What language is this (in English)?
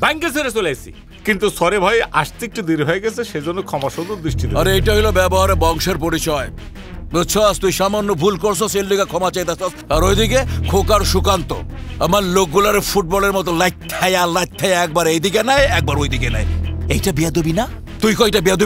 Bangla